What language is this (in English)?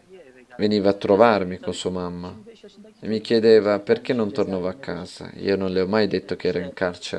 Italian